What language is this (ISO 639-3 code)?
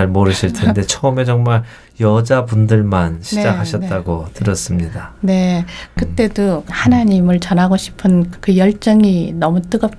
kor